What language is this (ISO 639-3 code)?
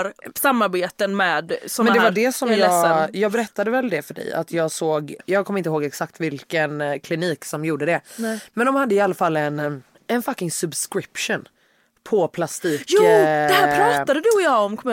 swe